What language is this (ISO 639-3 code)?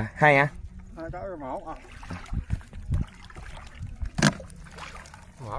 vie